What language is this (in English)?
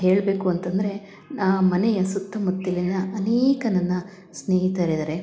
Kannada